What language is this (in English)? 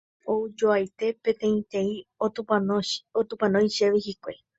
Guarani